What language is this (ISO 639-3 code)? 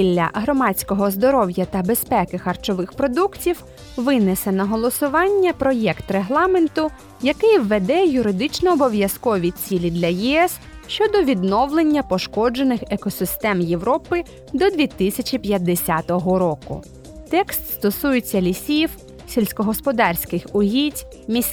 ukr